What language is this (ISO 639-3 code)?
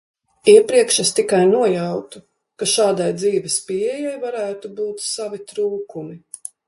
lav